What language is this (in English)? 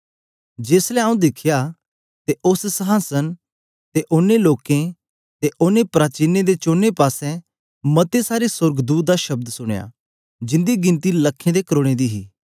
Dogri